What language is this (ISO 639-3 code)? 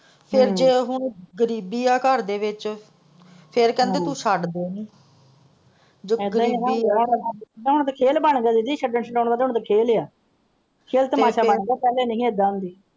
pan